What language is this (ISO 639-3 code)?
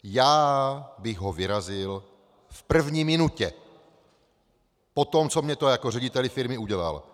ces